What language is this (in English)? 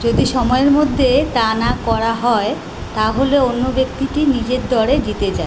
Bangla